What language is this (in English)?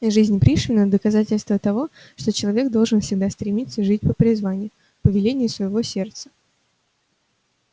Russian